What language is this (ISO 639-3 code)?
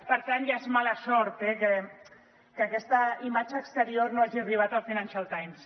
cat